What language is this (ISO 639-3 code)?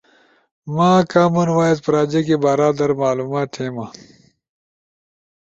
ush